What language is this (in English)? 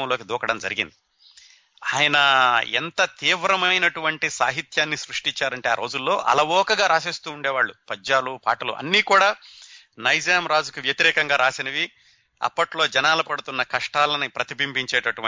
Telugu